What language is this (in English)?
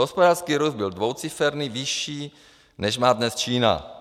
Czech